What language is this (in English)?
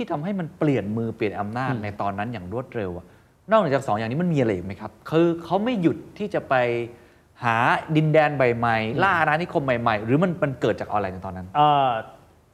Thai